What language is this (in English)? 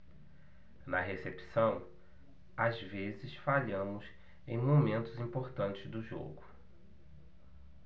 Portuguese